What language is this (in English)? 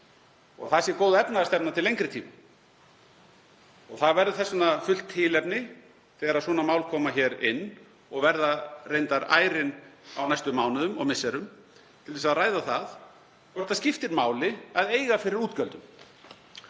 Icelandic